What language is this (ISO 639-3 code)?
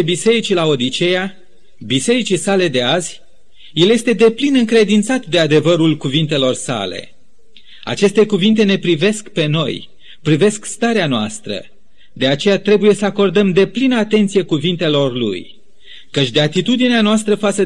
ron